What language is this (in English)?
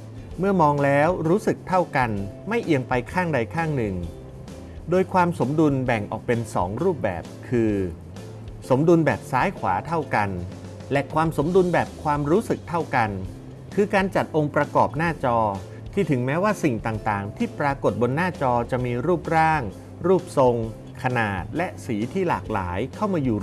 Thai